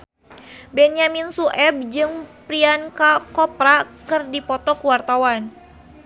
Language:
Sundanese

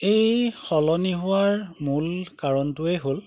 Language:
Assamese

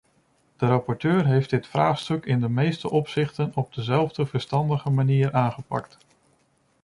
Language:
Dutch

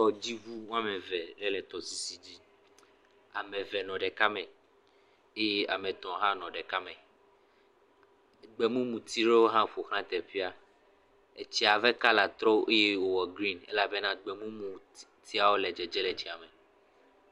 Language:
Ewe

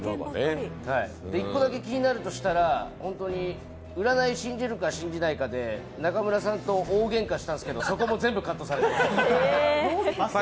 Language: Japanese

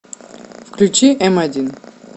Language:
Russian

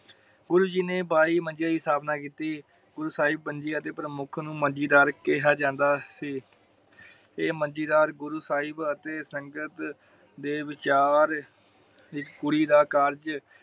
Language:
Punjabi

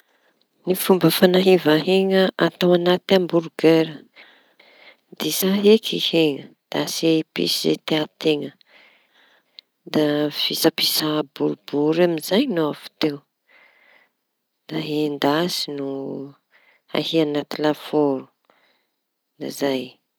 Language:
Tanosy Malagasy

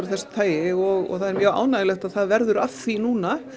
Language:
Icelandic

